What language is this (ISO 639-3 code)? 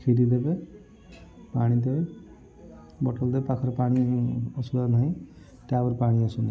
ori